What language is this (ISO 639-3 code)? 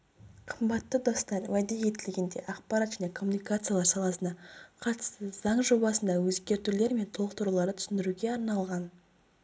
kaz